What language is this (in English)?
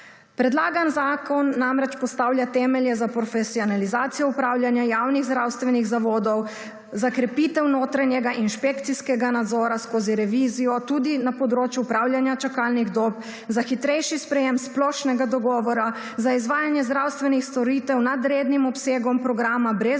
Slovenian